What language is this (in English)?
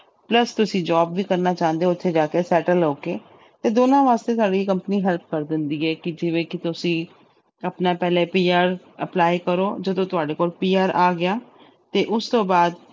Punjabi